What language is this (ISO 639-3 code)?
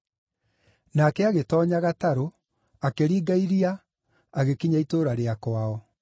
kik